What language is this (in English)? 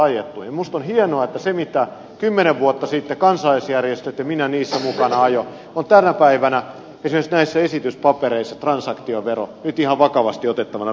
Finnish